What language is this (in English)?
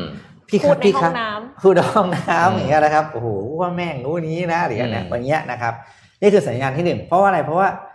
Thai